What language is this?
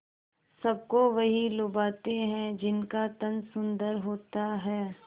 Hindi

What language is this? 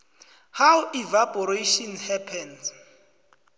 South Ndebele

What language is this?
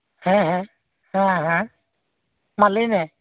Santali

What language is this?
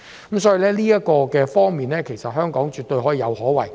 Cantonese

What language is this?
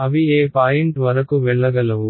Telugu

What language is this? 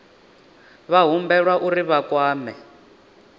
Venda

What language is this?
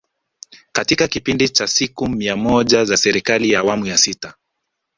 Swahili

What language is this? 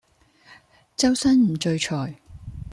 Cantonese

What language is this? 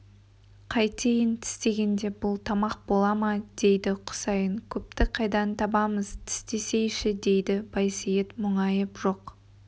Kazakh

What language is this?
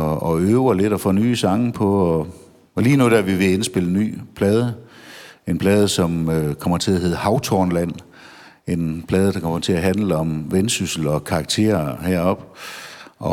Danish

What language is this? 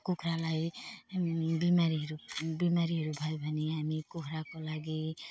Nepali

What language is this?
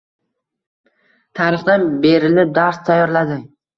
Uzbek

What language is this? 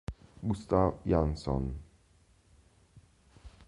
Italian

